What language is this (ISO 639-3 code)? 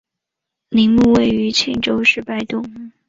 zho